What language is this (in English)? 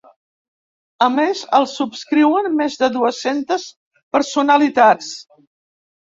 Catalan